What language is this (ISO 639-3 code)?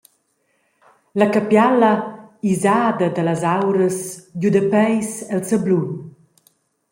roh